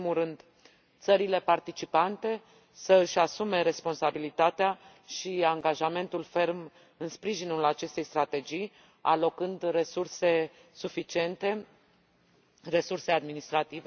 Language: Romanian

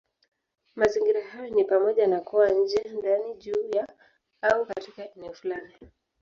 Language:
Swahili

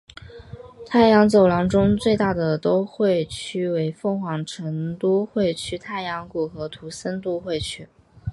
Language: Chinese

